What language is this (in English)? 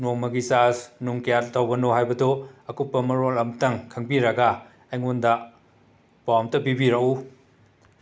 Manipuri